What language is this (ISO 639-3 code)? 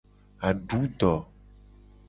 gej